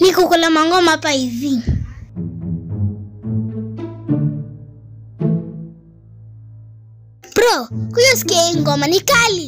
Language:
Italian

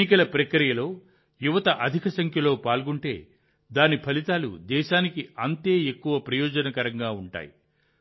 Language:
Telugu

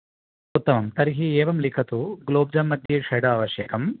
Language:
Sanskrit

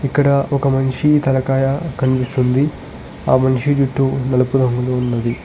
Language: Telugu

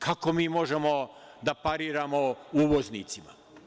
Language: Serbian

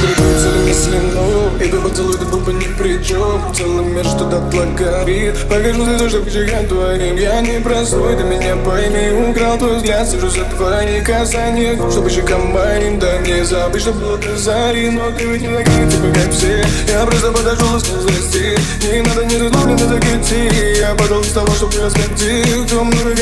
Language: Polish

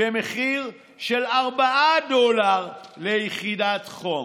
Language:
Hebrew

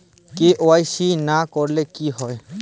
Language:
Bangla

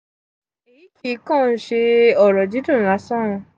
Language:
Yoruba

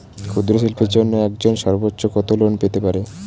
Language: Bangla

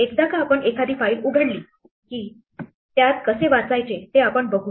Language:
Marathi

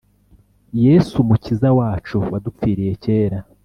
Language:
Kinyarwanda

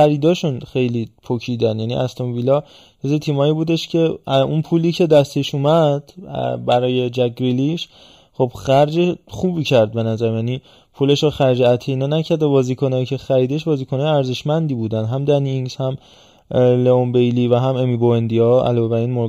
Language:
Persian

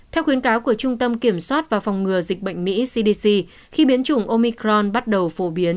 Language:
Vietnamese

